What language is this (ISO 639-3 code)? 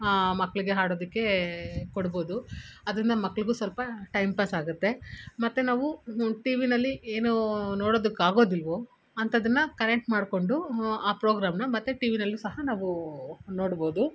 kan